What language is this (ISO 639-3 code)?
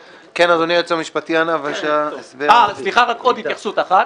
heb